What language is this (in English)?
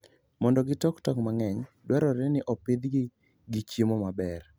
Luo (Kenya and Tanzania)